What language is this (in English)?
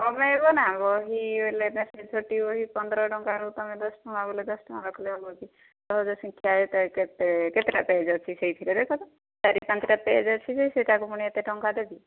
Odia